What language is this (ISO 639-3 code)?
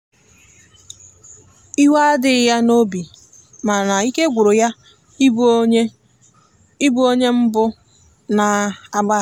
ibo